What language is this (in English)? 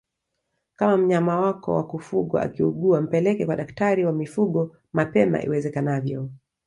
Swahili